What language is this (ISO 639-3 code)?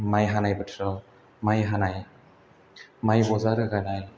brx